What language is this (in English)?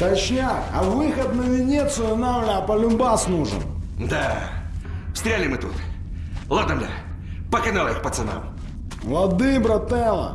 Russian